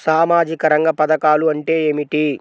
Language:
Telugu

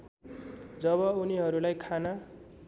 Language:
Nepali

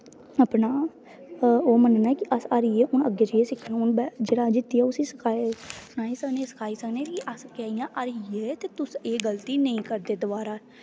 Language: Dogri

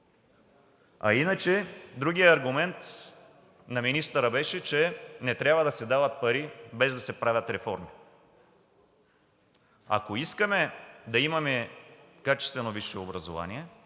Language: Bulgarian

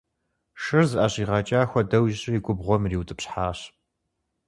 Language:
Kabardian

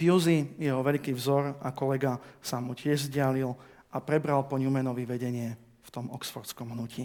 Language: Slovak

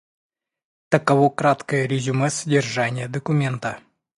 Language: Russian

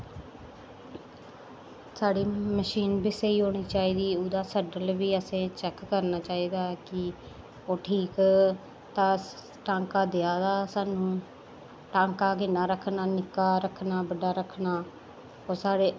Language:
Dogri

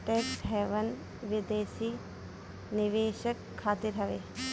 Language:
Bhojpuri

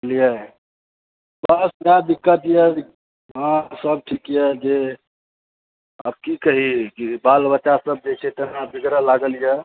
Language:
Maithili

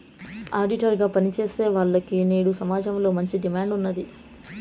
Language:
Telugu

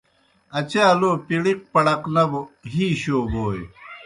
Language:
Kohistani Shina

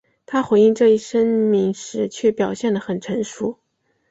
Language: Chinese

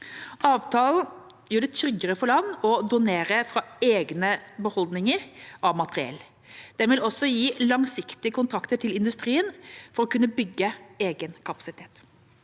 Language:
Norwegian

